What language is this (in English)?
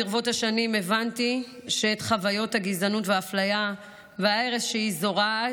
Hebrew